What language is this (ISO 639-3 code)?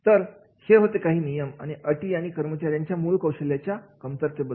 mar